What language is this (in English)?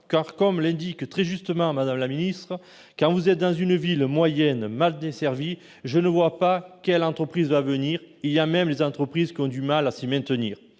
French